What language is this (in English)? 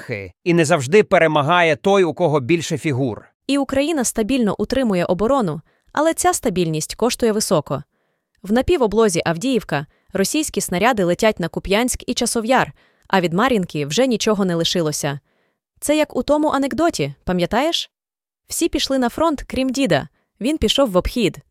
Ukrainian